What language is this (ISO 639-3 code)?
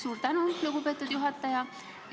est